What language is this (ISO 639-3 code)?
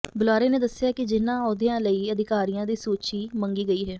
pan